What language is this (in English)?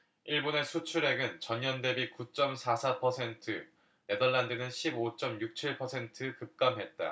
Korean